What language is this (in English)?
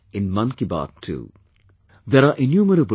English